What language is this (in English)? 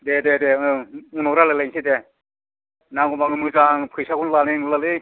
Bodo